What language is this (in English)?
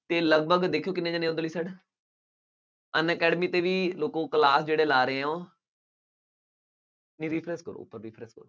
Punjabi